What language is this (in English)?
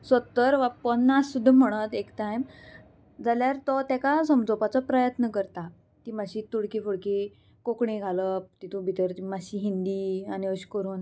Konkani